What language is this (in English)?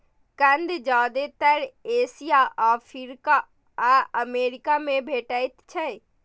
Maithili